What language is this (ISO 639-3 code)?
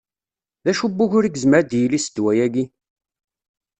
kab